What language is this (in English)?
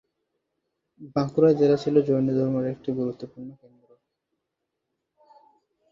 Bangla